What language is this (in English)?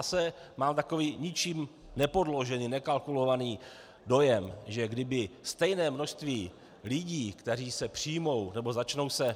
Czech